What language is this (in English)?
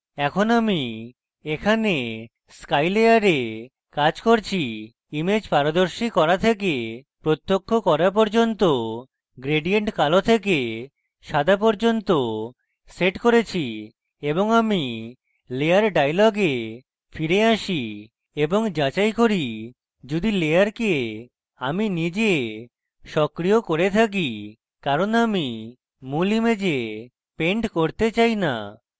Bangla